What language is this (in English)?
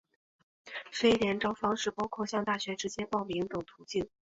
Chinese